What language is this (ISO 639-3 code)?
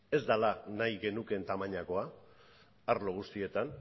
eus